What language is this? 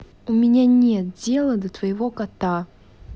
Russian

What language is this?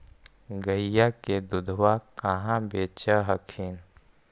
Magahi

